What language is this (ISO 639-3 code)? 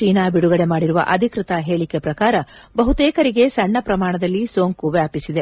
kan